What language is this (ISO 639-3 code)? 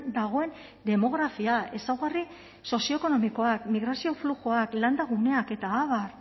eus